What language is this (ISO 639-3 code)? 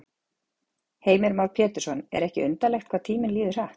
isl